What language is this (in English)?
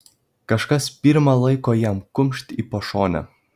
Lithuanian